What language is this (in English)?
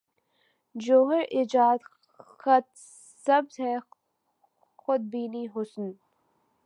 Urdu